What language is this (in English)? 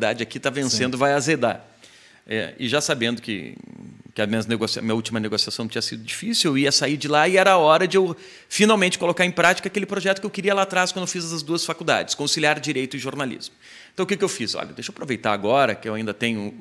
Portuguese